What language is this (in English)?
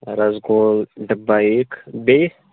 Kashmiri